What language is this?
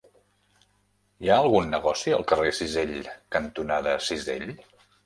Catalan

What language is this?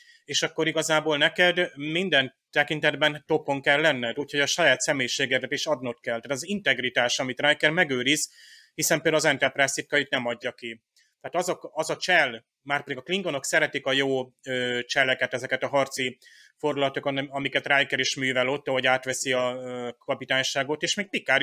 Hungarian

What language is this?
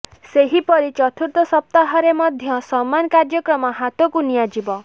Odia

